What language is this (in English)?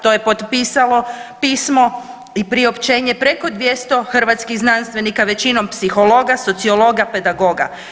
Croatian